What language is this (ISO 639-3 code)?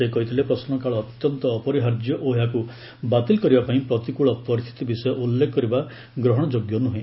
ori